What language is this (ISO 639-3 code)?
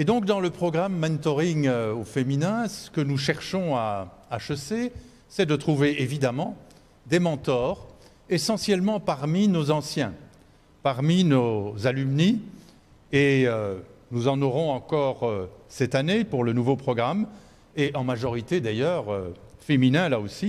fra